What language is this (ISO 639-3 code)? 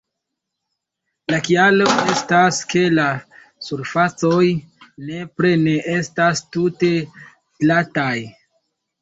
epo